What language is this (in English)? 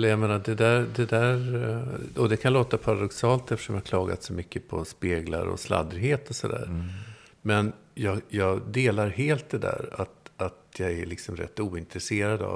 Swedish